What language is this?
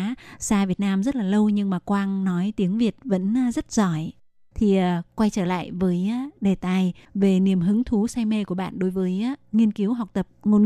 Vietnamese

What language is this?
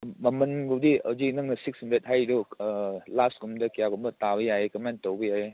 Manipuri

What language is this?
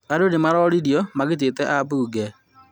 Kikuyu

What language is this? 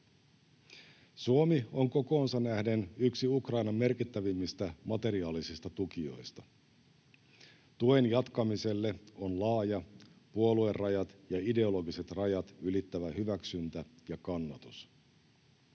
Finnish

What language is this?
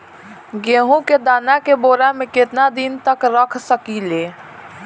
Bhojpuri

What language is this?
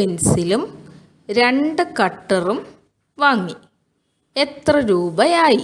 Malayalam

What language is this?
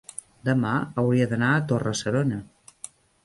Catalan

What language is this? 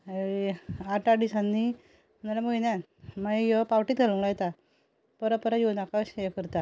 Konkani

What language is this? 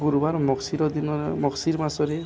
Odia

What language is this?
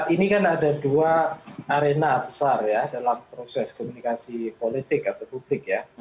Indonesian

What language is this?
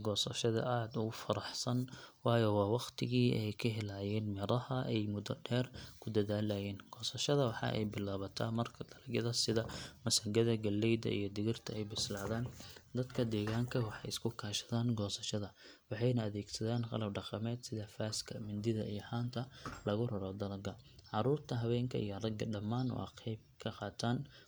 Somali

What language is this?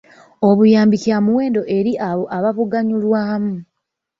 Ganda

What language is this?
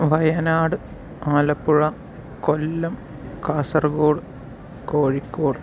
Malayalam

